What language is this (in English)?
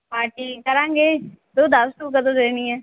Punjabi